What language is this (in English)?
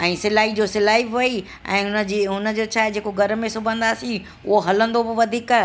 Sindhi